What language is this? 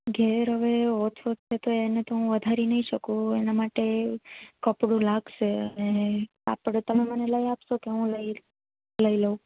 Gujarati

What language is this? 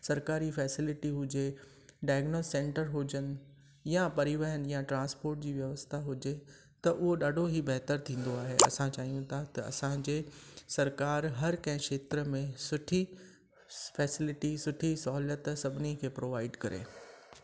Sindhi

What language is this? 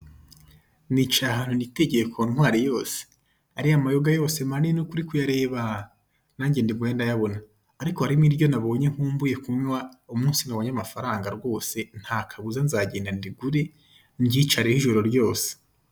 Kinyarwanda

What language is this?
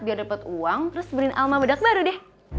Indonesian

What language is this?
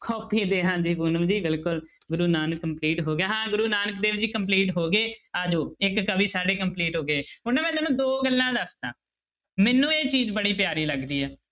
Punjabi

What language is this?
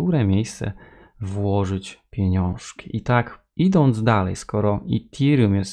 Polish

